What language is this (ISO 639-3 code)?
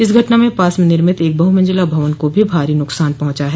hin